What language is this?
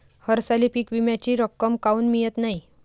Marathi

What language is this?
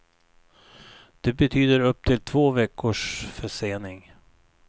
Swedish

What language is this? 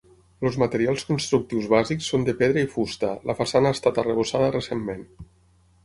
Catalan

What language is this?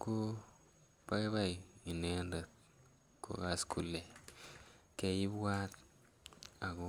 Kalenjin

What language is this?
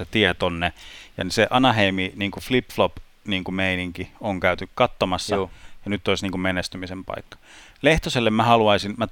Finnish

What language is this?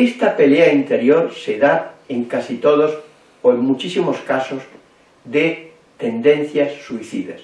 Spanish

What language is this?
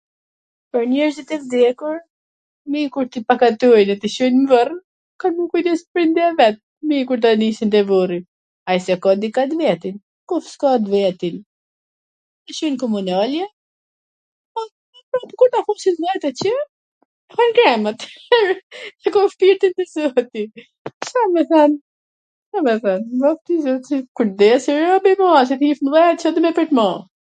Gheg Albanian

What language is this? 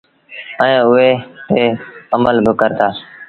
Sindhi Bhil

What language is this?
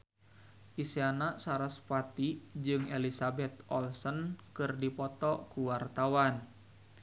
Sundanese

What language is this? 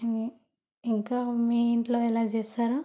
Telugu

